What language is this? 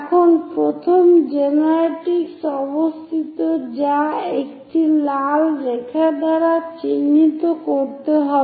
Bangla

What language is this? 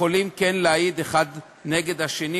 Hebrew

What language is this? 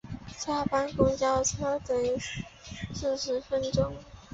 Chinese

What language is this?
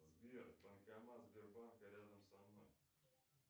Russian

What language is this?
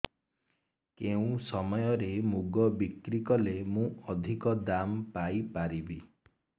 Odia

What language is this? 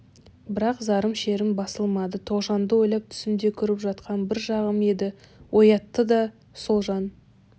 Kazakh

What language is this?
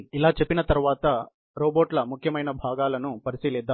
Telugu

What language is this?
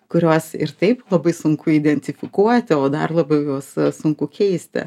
Lithuanian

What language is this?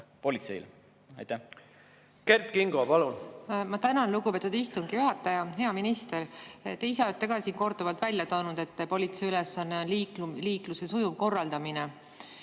Estonian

